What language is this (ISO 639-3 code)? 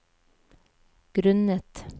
nor